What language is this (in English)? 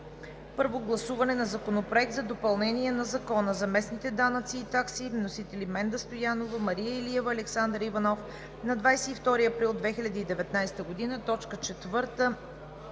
Bulgarian